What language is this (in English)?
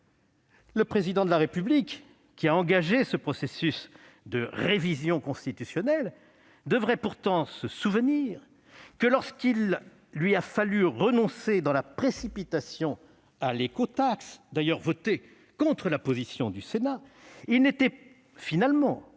French